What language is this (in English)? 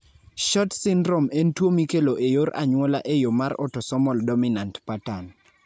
Luo (Kenya and Tanzania)